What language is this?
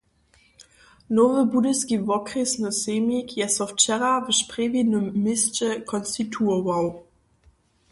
Upper Sorbian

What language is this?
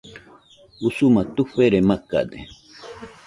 Nüpode Huitoto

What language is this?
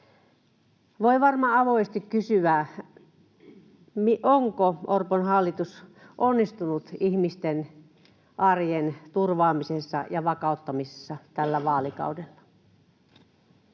Finnish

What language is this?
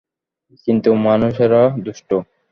Bangla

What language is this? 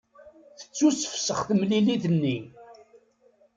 Kabyle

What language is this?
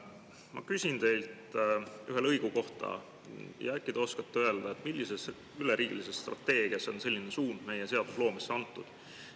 Estonian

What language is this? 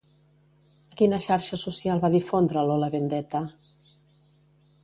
Catalan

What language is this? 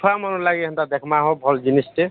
Odia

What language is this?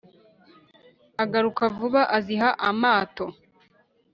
Kinyarwanda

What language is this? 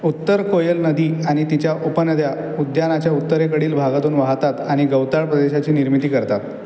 Marathi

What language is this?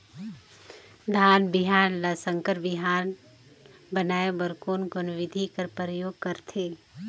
Chhattisgarhi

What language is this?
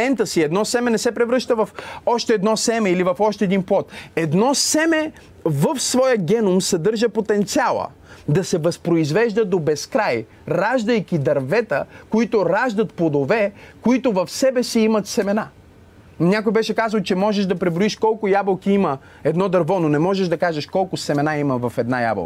Bulgarian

